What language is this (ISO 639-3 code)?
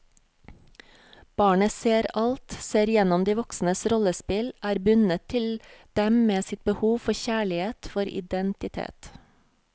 nor